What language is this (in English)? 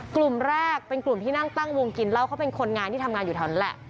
Thai